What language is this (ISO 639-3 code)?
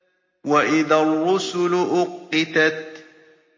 ara